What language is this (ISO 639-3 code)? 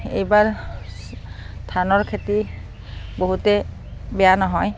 asm